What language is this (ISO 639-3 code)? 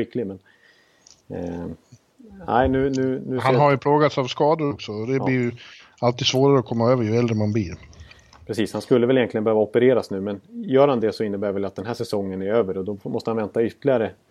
swe